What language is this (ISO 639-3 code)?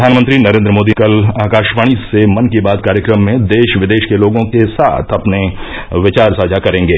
hin